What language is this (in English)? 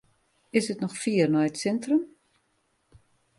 Western Frisian